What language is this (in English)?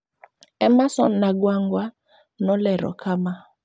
Luo (Kenya and Tanzania)